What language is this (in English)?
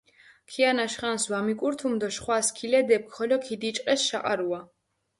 Mingrelian